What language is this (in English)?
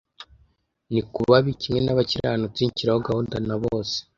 Kinyarwanda